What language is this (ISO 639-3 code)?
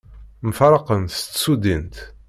kab